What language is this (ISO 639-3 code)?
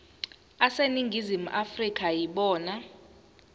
zul